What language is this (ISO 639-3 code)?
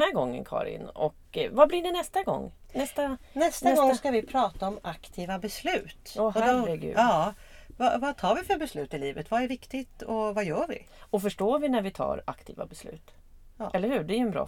swe